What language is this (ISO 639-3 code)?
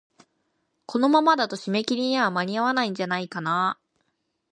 jpn